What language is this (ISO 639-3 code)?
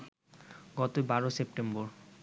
ben